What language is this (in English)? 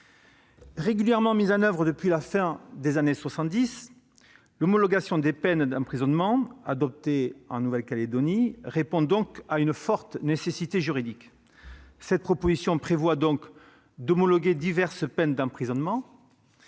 French